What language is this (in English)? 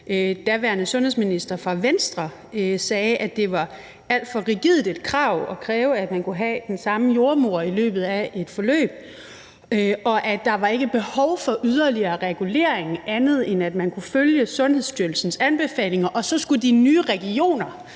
Danish